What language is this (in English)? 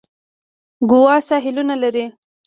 Pashto